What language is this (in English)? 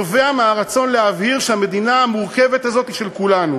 Hebrew